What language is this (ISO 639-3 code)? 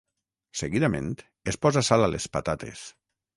cat